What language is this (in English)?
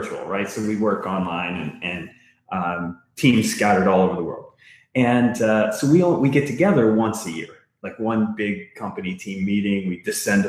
English